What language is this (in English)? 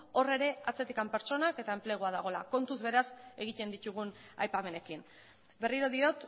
Basque